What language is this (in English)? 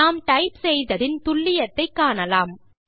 Tamil